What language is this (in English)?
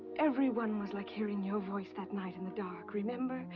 English